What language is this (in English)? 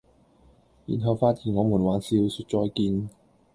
Cantonese